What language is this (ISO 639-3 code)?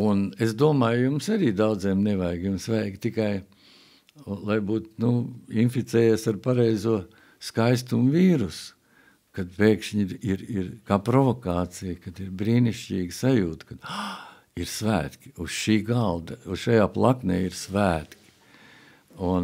lav